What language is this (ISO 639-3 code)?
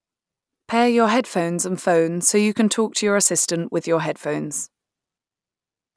eng